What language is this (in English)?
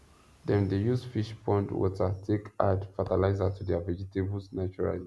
Nigerian Pidgin